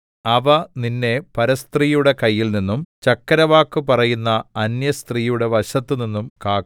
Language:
Malayalam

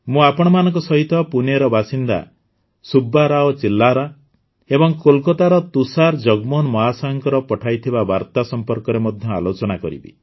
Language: Odia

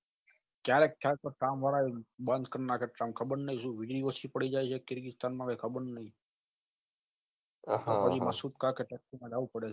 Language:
Gujarati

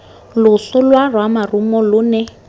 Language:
Tswana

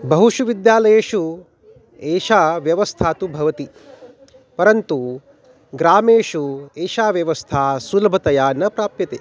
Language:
Sanskrit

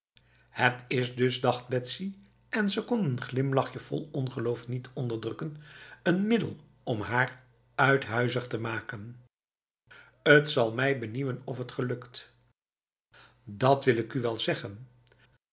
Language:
Dutch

